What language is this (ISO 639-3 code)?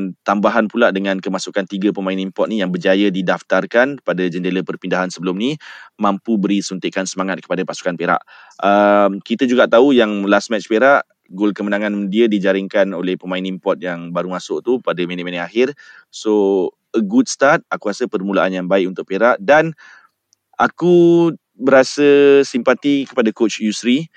msa